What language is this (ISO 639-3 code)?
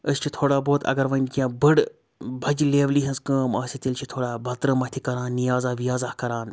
kas